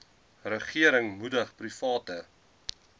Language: Afrikaans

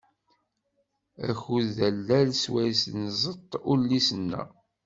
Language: Kabyle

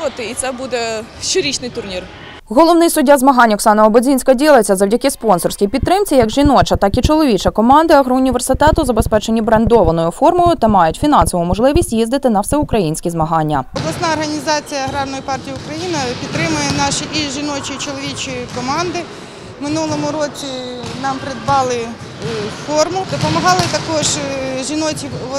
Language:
Ukrainian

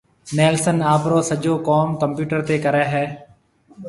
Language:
Marwari (Pakistan)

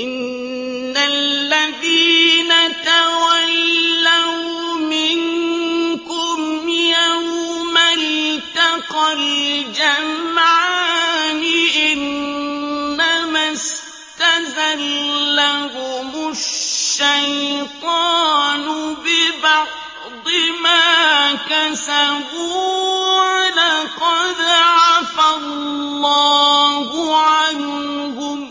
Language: Arabic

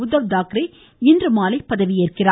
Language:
Tamil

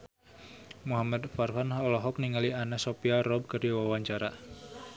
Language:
Sundanese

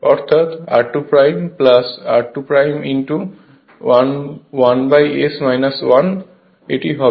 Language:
Bangla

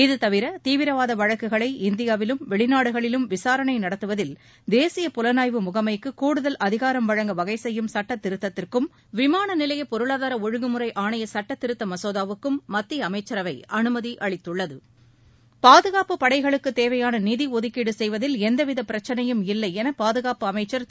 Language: Tamil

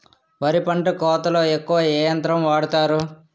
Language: Telugu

